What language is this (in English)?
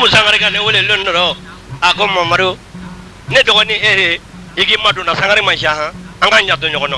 French